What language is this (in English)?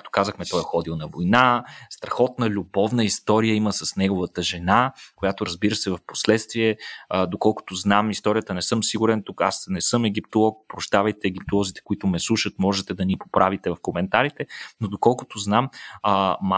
Bulgarian